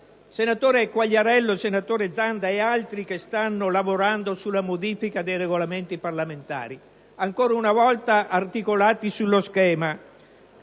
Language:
Italian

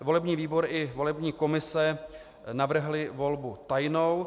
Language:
Czech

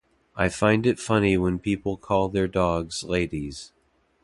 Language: English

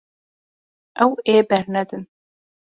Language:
Kurdish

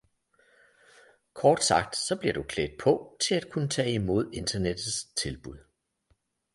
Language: Danish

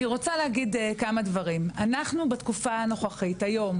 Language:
Hebrew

